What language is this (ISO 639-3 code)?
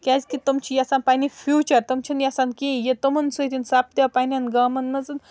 kas